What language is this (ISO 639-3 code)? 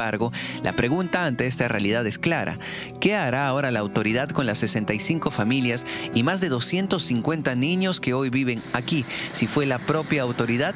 spa